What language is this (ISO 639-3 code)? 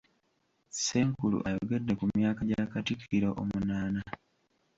lug